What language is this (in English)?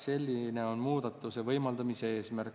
Estonian